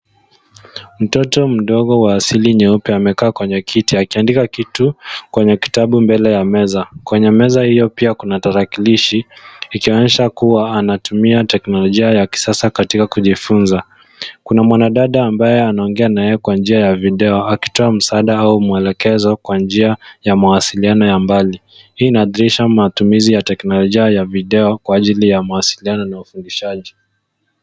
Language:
Swahili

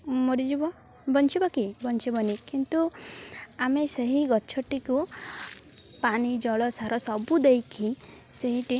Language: Odia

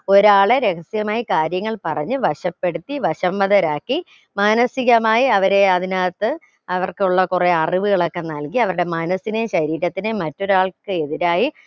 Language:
Malayalam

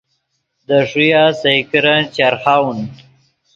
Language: Yidgha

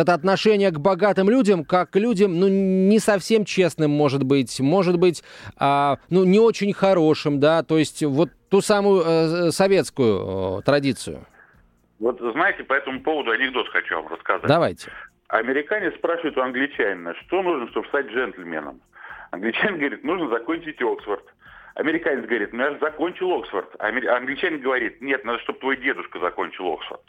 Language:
Russian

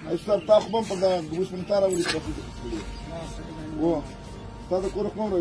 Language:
Romanian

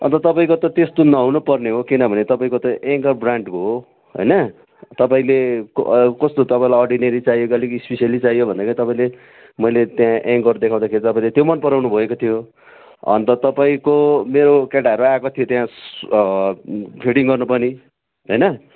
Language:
Nepali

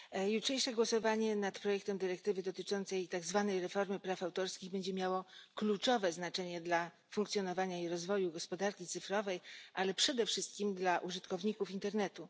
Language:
Polish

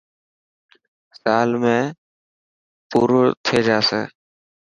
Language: Dhatki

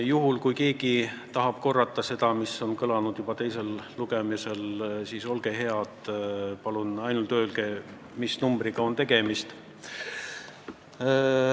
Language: Estonian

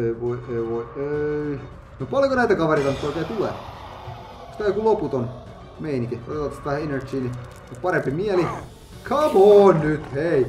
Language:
Finnish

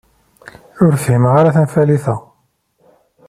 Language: Kabyle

